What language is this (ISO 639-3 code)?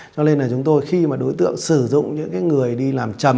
vie